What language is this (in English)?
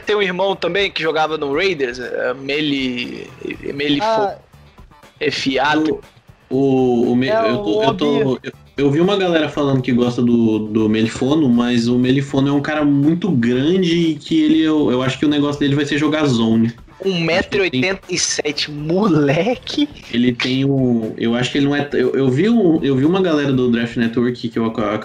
Portuguese